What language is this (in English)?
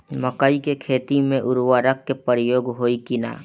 Bhojpuri